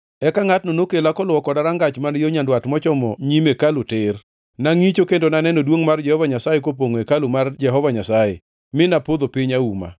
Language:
Luo (Kenya and Tanzania)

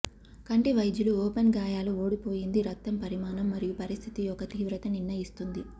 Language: Telugu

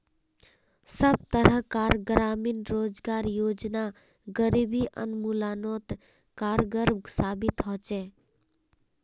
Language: Magahi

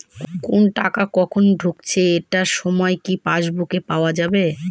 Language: Bangla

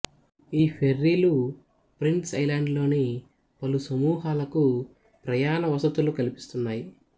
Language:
Telugu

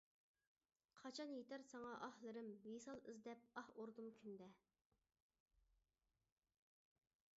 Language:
Uyghur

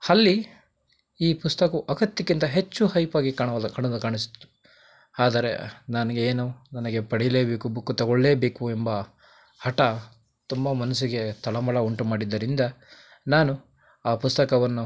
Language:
Kannada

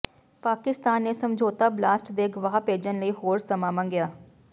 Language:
Punjabi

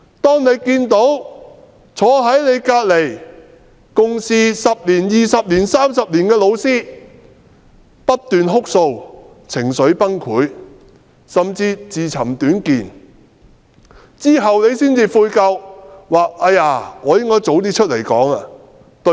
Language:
Cantonese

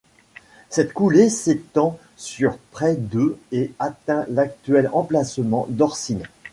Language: French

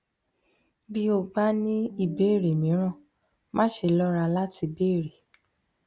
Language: Yoruba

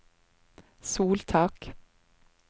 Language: Norwegian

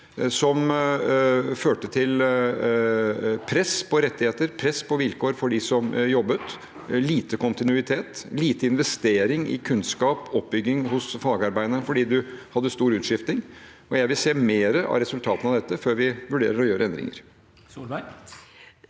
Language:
Norwegian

